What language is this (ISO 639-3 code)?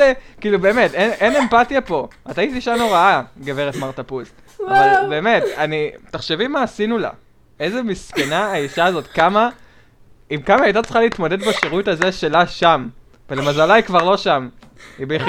heb